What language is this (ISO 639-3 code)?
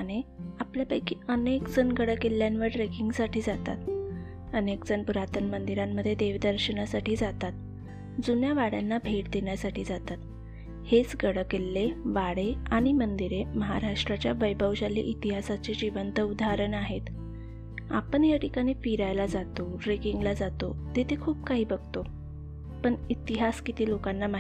mar